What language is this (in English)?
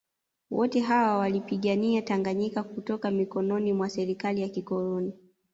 Swahili